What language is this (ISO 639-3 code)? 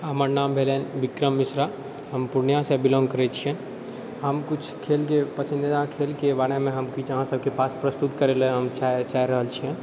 mai